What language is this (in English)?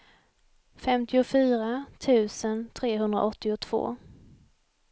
Swedish